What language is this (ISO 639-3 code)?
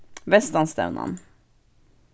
fao